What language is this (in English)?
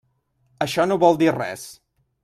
Catalan